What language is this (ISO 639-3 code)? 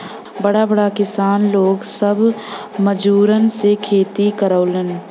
bho